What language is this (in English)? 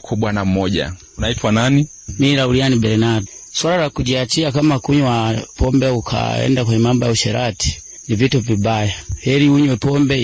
Swahili